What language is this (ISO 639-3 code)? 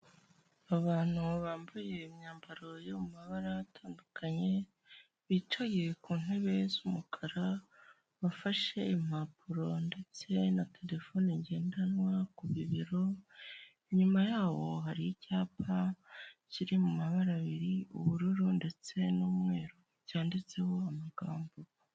kin